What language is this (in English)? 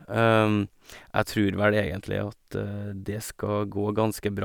Norwegian